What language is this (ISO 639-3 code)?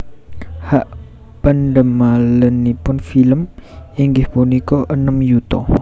jav